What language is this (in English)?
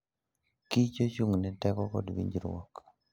Luo (Kenya and Tanzania)